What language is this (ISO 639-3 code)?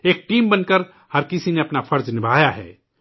urd